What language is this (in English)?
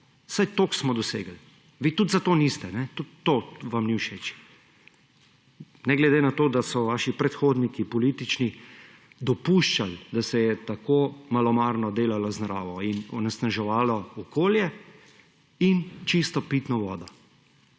Slovenian